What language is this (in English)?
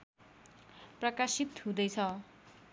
Nepali